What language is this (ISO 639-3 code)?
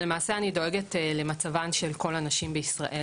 heb